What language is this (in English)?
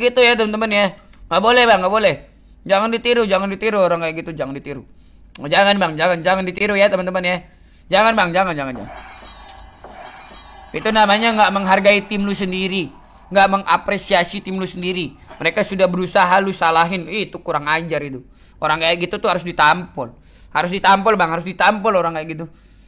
Indonesian